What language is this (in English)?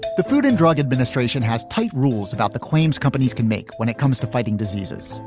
English